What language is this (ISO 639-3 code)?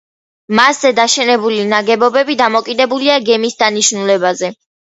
kat